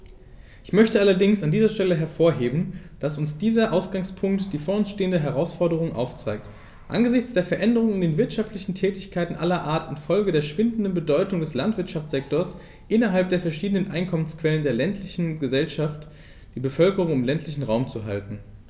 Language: German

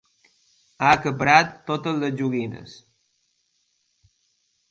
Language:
Catalan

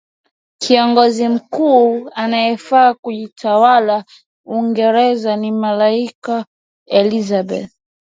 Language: Swahili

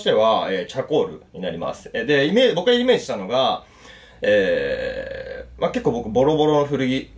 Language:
Japanese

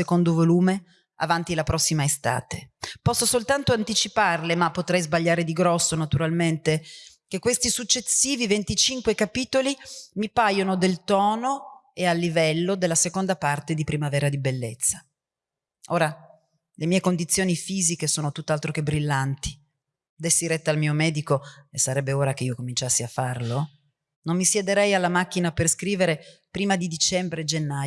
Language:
Italian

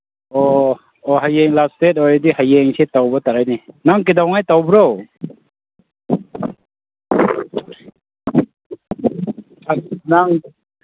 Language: Manipuri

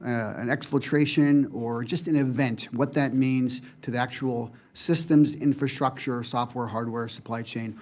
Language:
English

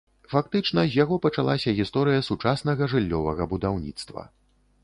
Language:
Belarusian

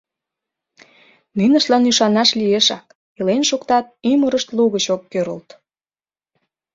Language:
Mari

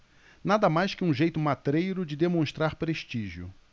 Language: Portuguese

